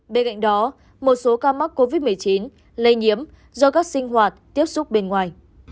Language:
Vietnamese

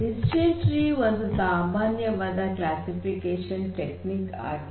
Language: Kannada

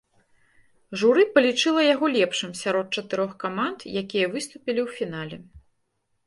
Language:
Belarusian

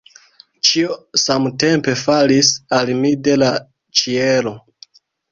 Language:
Esperanto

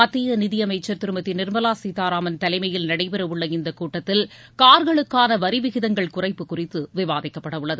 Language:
Tamil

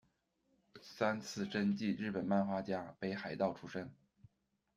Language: Chinese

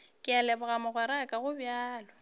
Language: Northern Sotho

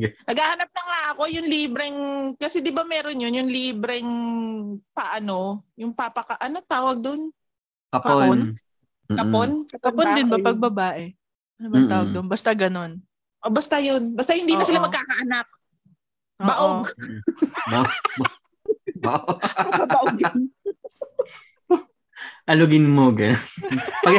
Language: Filipino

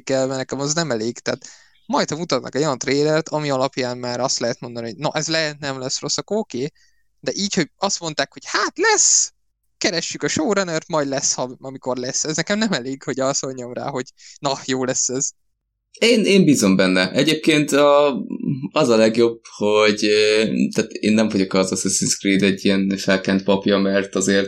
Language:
Hungarian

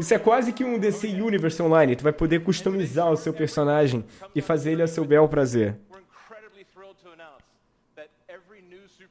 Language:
Portuguese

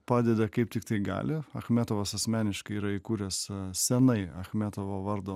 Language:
Lithuanian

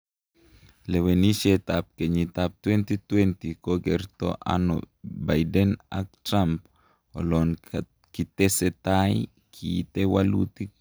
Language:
Kalenjin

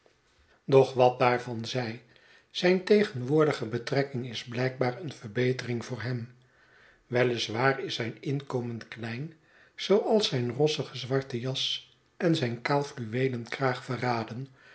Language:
Dutch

